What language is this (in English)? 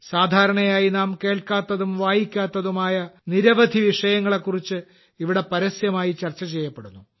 Malayalam